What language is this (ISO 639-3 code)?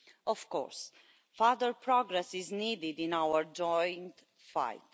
eng